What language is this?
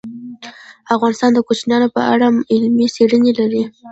Pashto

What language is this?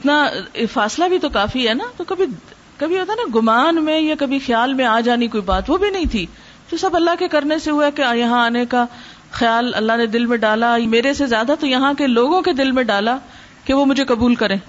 Urdu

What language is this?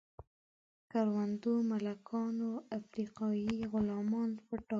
Pashto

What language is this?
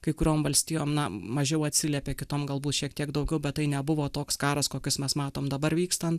Lithuanian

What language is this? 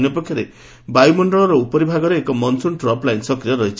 Odia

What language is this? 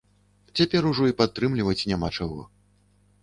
Belarusian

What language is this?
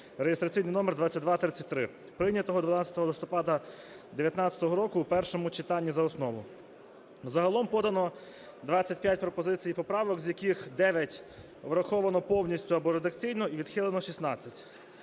Ukrainian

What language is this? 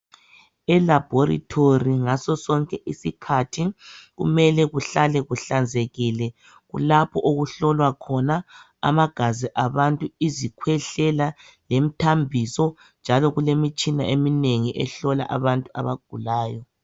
North Ndebele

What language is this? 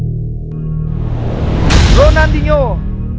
Vietnamese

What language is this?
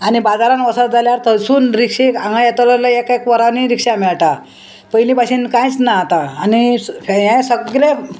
Konkani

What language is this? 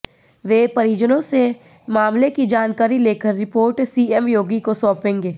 Hindi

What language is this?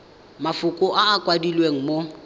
Tswana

